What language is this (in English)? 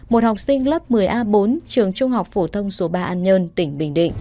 Vietnamese